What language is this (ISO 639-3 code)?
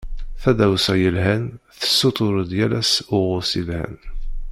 kab